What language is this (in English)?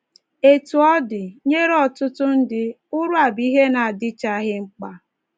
Igbo